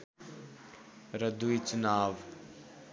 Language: Nepali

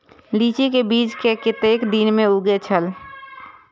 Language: Maithili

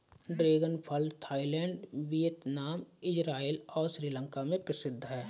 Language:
Hindi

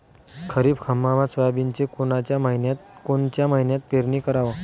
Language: Marathi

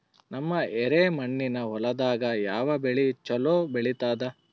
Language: Kannada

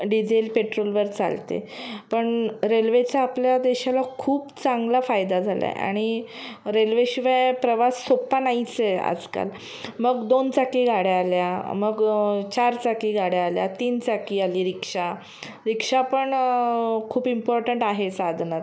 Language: Marathi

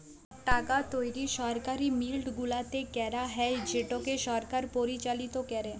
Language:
Bangla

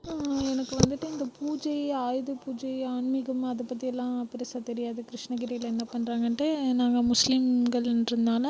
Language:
Tamil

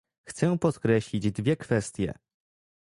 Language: Polish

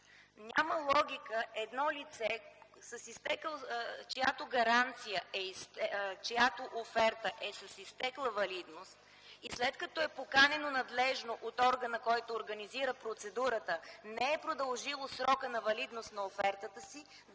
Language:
Bulgarian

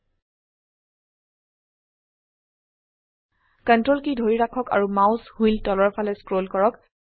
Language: Assamese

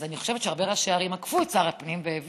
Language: Hebrew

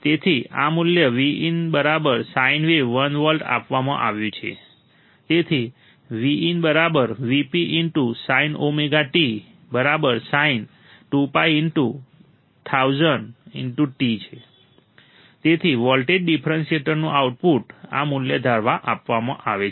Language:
Gujarati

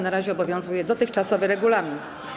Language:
Polish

